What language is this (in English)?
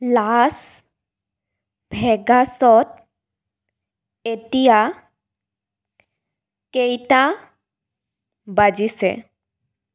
Assamese